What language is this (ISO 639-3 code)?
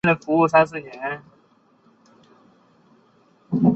zho